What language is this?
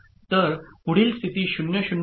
Marathi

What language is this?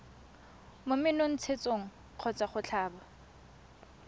Tswana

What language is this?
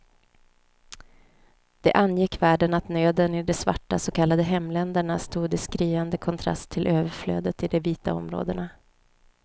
Swedish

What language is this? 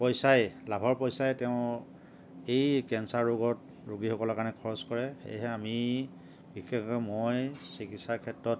Assamese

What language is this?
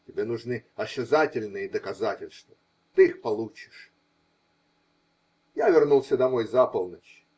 Russian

